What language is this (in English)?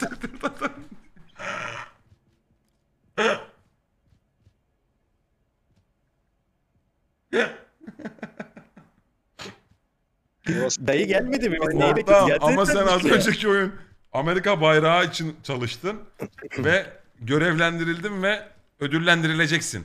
Turkish